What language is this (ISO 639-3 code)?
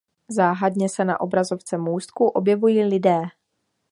ces